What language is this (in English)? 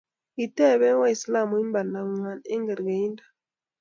Kalenjin